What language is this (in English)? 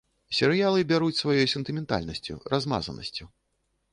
Belarusian